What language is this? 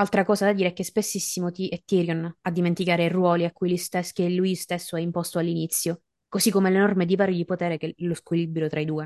Italian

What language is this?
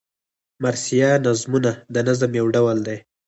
Pashto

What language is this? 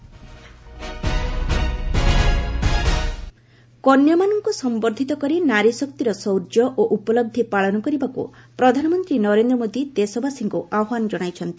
Odia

